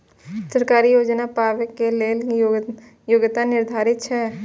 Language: Maithili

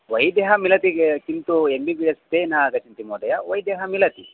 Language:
Sanskrit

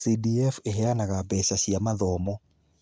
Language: Kikuyu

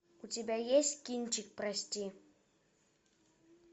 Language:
Russian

